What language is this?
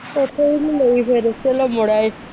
Punjabi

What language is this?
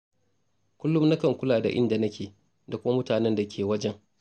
Hausa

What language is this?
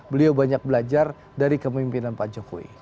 Indonesian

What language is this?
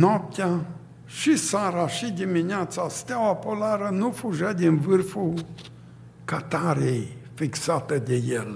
Romanian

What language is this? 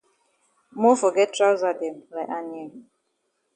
Cameroon Pidgin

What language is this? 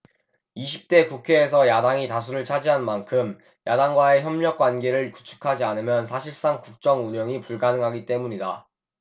Korean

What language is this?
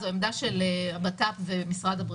Hebrew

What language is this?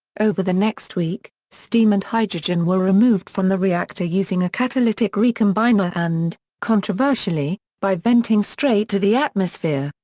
English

